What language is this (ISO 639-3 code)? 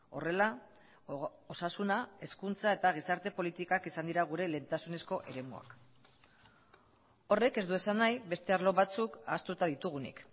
eus